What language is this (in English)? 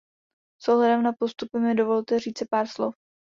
Czech